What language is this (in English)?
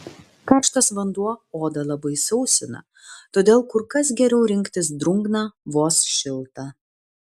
Lithuanian